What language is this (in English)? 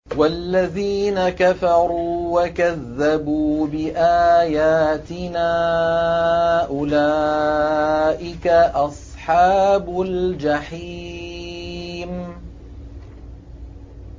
Arabic